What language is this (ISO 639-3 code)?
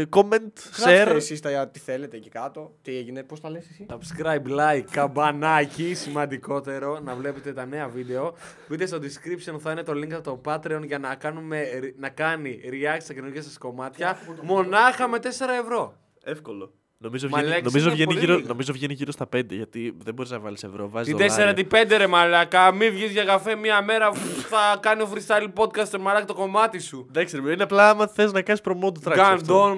ell